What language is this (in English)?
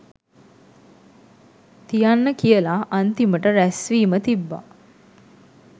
Sinhala